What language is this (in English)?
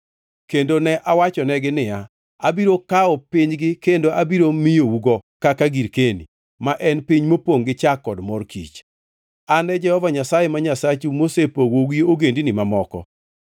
Luo (Kenya and Tanzania)